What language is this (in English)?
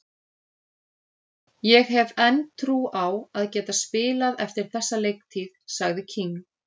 Icelandic